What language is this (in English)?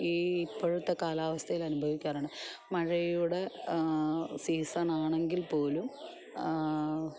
Malayalam